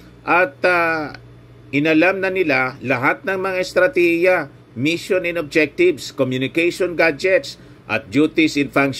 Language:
Filipino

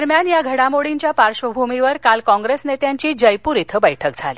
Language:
Marathi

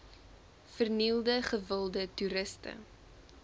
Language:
Afrikaans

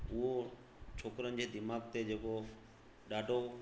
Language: Sindhi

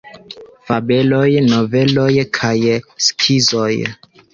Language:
Esperanto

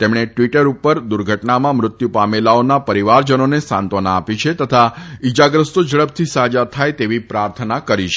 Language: Gujarati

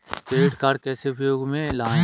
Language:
Hindi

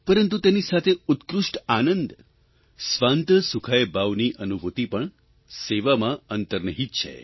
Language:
Gujarati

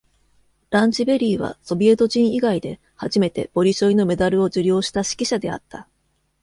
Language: Japanese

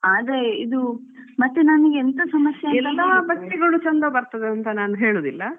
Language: Kannada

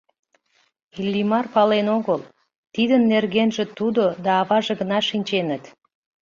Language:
Mari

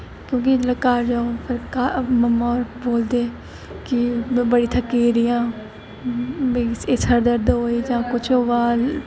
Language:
Dogri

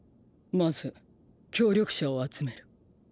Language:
Japanese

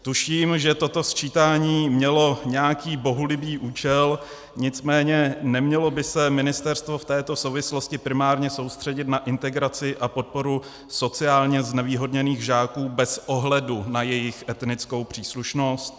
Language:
Czech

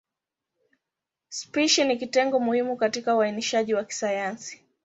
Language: Swahili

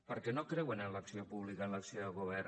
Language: Catalan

